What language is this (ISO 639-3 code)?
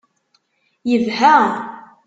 kab